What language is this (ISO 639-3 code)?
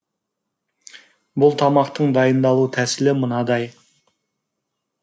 kaz